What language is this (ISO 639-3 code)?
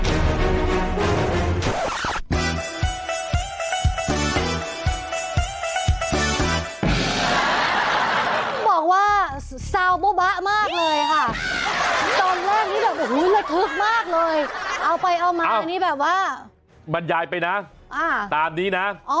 tha